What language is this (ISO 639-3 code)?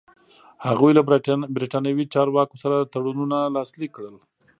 pus